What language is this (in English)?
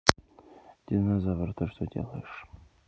Russian